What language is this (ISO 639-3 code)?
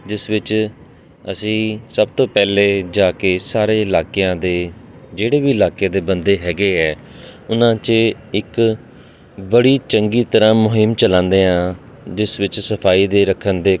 pan